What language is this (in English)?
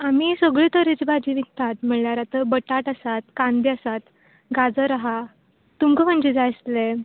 Konkani